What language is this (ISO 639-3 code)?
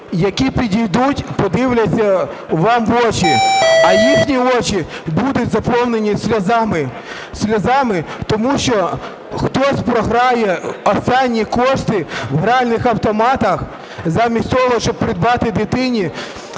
ukr